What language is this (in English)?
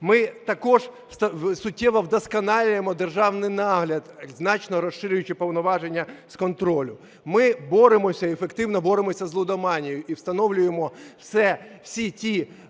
Ukrainian